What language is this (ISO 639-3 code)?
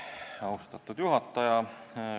est